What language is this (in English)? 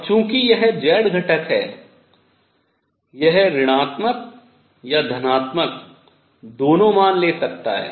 Hindi